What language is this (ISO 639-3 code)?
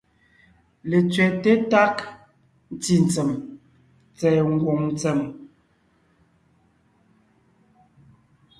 nnh